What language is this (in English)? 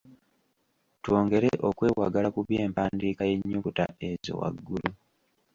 Ganda